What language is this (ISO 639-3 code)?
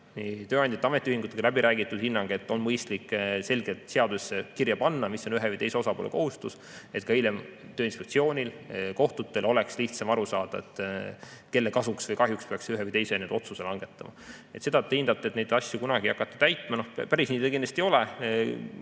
est